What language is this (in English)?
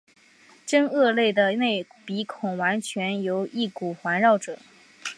Chinese